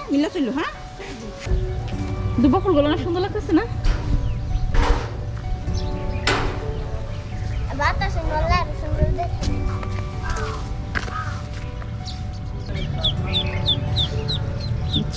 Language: Romanian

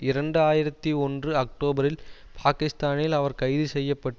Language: Tamil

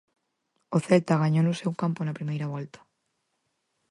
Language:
Galician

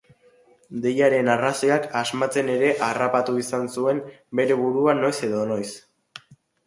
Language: Basque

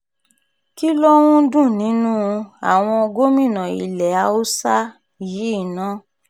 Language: Yoruba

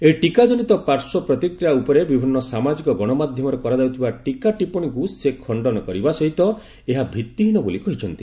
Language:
Odia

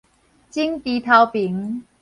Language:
Min Nan Chinese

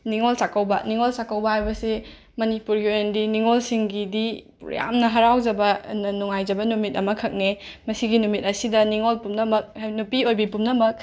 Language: Manipuri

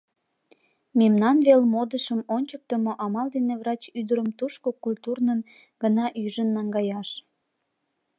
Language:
Mari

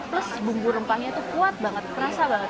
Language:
Indonesian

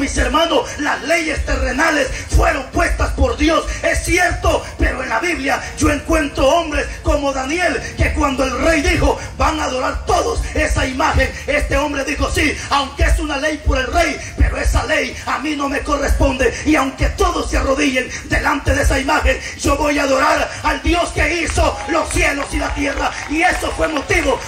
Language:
Spanish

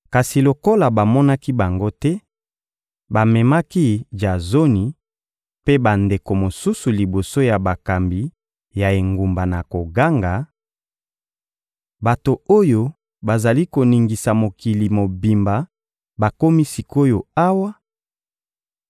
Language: Lingala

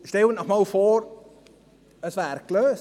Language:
Swiss German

